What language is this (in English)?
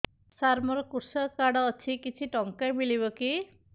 Odia